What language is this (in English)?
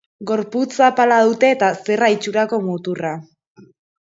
Basque